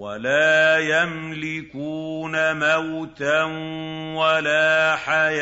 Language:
Arabic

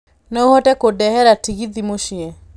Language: Kikuyu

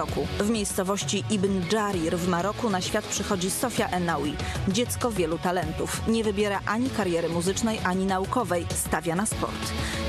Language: Polish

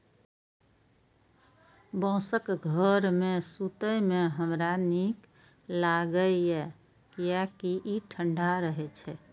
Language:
Maithili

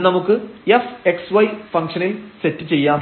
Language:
Malayalam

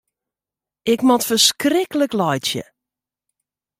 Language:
Western Frisian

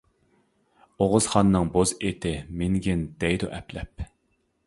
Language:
Uyghur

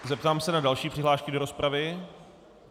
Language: Czech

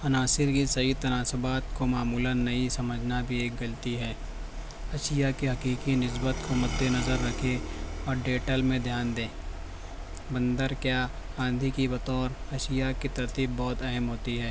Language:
Urdu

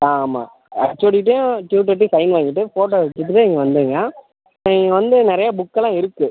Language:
Tamil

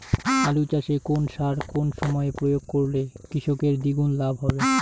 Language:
Bangla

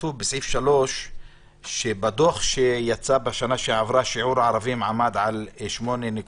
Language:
Hebrew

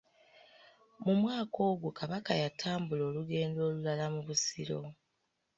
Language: Ganda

